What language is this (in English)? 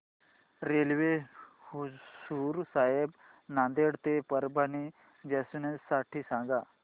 Marathi